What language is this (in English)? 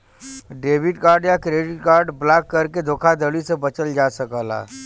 Bhojpuri